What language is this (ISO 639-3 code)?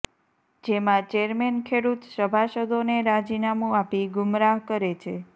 guj